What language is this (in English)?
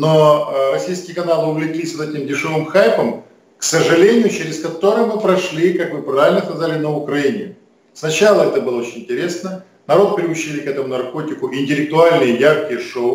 Russian